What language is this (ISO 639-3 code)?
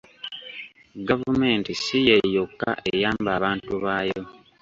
lug